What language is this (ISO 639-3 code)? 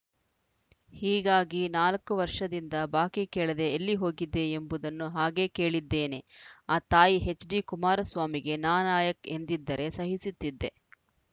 kan